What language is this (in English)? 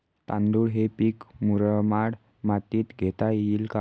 Marathi